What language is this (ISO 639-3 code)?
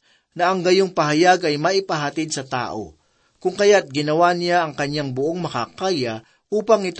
fil